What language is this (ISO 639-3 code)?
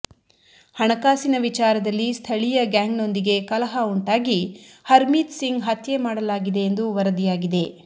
kan